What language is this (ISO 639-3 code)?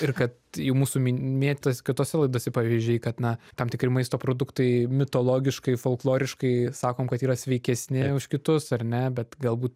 lit